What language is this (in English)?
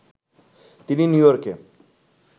Bangla